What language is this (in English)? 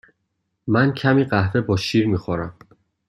Persian